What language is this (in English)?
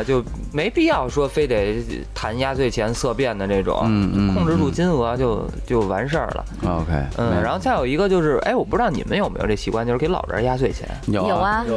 Chinese